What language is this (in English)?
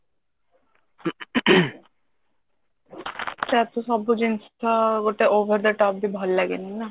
Odia